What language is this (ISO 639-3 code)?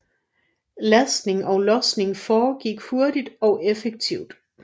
dan